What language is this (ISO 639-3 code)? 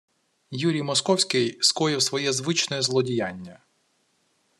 ukr